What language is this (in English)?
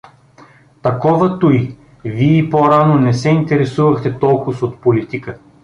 Bulgarian